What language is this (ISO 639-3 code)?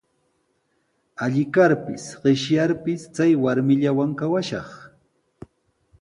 qws